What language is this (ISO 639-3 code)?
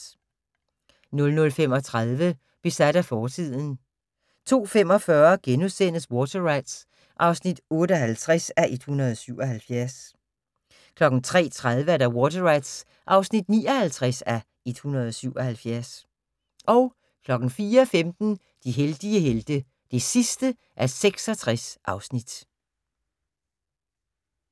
dan